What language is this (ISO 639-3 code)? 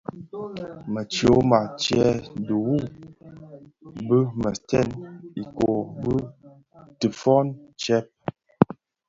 ksf